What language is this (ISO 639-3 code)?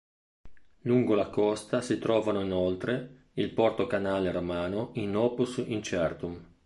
ita